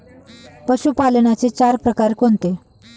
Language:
Marathi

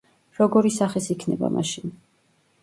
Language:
Georgian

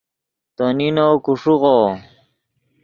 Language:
Yidgha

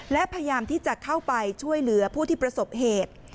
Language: Thai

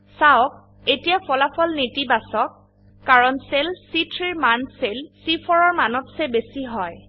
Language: Assamese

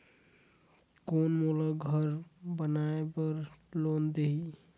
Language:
Chhattisgarhi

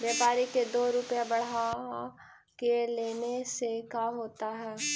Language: Magahi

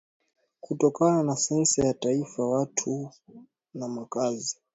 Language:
Swahili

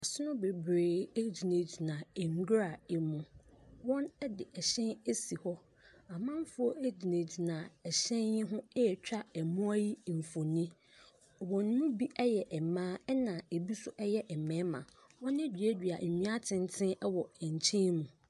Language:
Akan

